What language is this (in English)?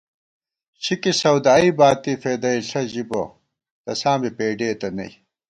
Gawar-Bati